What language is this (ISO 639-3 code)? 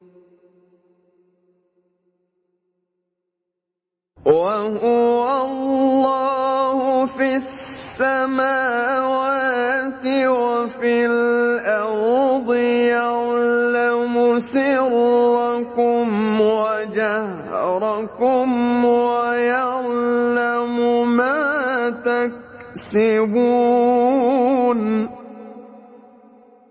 ara